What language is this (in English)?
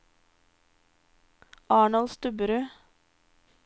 Norwegian